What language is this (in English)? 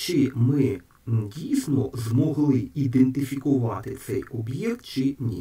Ukrainian